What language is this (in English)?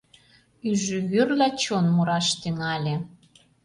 Mari